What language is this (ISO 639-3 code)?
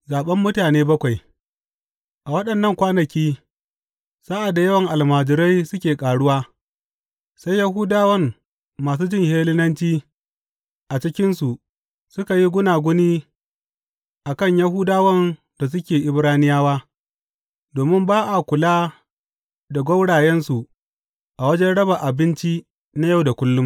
hau